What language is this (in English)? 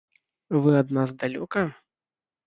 Belarusian